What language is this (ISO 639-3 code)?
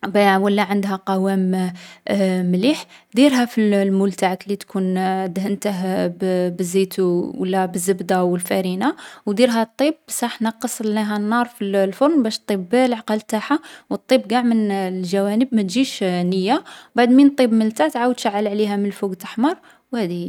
arq